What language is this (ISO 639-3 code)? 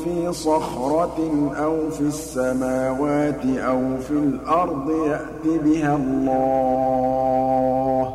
ara